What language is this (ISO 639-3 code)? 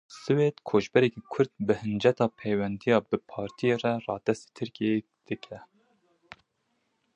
kur